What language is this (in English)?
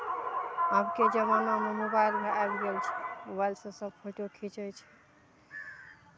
Maithili